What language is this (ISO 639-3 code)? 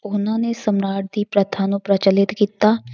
pan